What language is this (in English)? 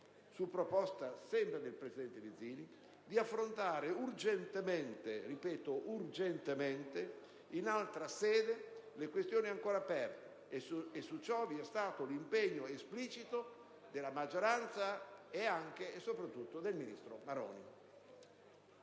Italian